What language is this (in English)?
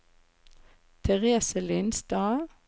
Norwegian